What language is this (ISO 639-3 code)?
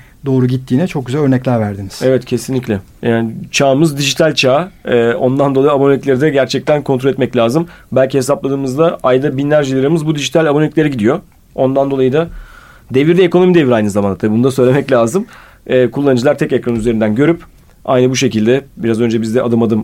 tur